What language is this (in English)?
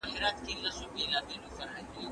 Pashto